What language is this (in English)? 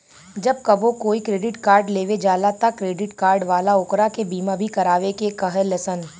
Bhojpuri